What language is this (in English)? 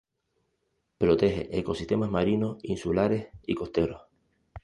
Spanish